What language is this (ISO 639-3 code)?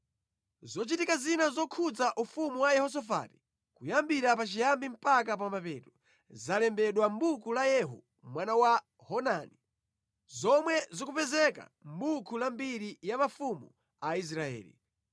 nya